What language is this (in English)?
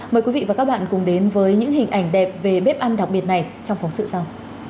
Vietnamese